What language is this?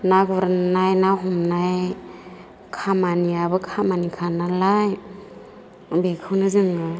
Bodo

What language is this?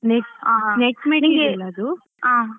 Kannada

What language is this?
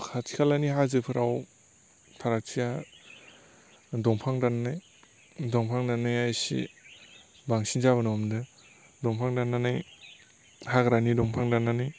Bodo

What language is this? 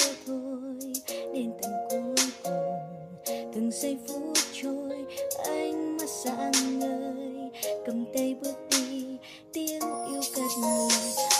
Vietnamese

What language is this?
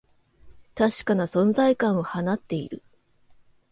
Japanese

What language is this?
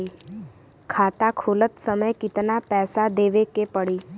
Bhojpuri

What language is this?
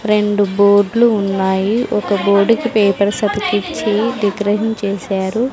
Telugu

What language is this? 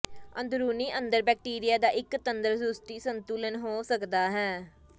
Punjabi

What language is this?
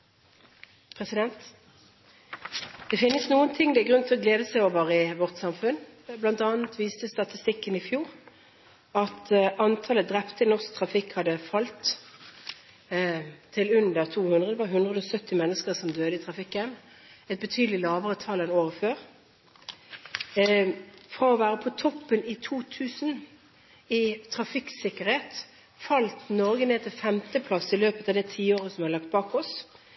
Norwegian Bokmål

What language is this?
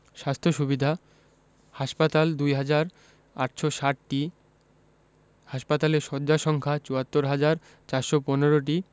Bangla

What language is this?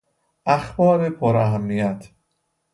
Persian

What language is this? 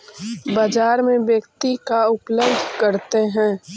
Magahi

